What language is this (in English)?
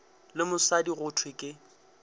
Northern Sotho